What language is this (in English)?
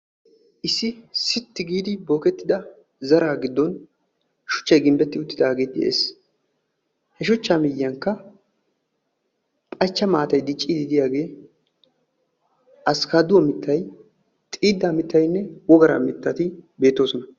Wolaytta